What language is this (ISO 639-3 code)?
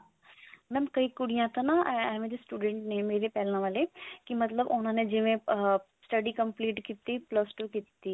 pan